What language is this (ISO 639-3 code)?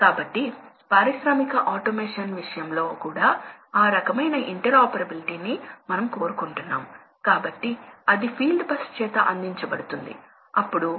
tel